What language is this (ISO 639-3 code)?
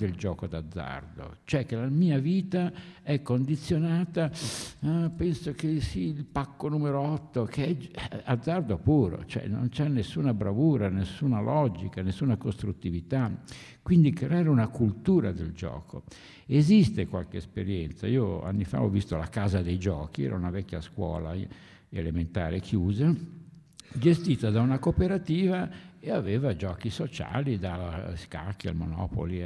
ita